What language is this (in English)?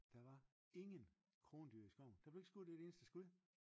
Danish